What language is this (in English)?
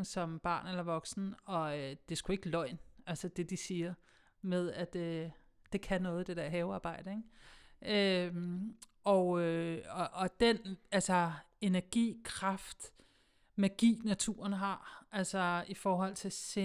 Danish